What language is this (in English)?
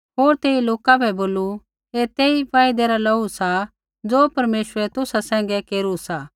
Kullu Pahari